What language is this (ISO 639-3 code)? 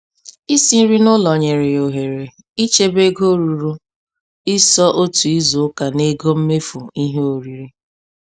ibo